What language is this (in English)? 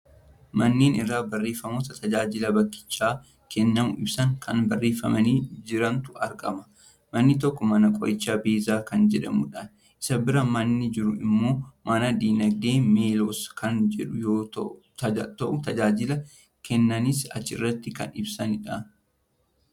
Oromo